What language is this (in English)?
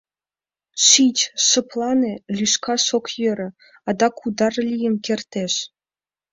Mari